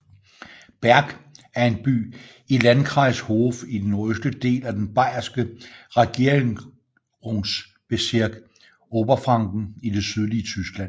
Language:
Danish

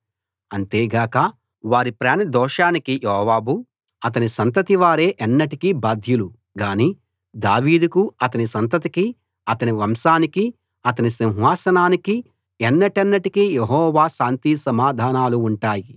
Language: Telugu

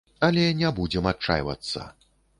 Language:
Belarusian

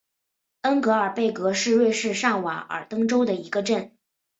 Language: Chinese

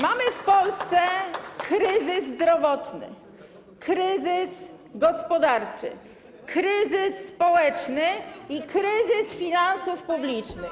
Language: Polish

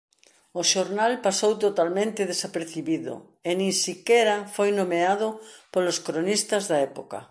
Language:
Galician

